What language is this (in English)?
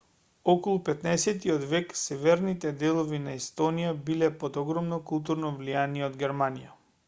Macedonian